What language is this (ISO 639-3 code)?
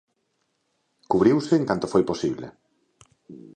glg